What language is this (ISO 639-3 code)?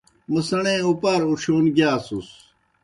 plk